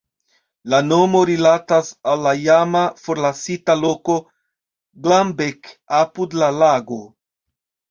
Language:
Esperanto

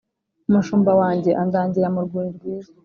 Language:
Kinyarwanda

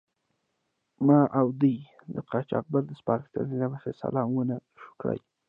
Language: Pashto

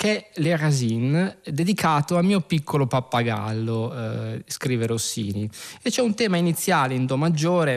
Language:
Italian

